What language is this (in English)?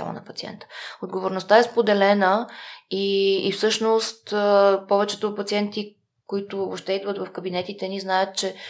Bulgarian